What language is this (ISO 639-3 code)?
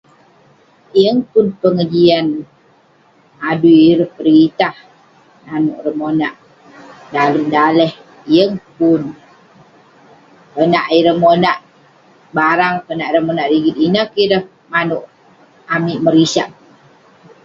pne